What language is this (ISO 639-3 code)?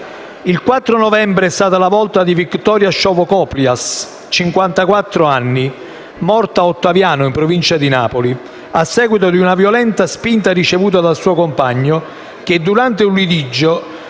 ita